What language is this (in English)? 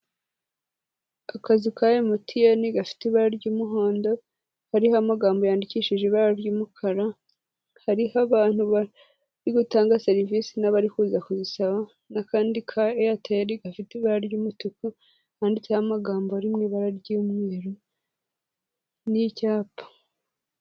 Kinyarwanda